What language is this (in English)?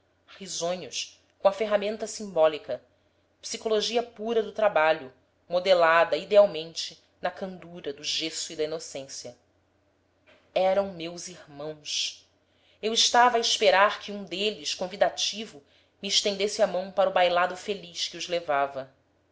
Portuguese